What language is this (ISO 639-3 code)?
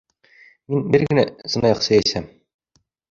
bak